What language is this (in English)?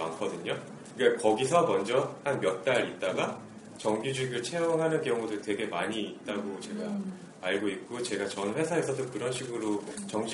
Korean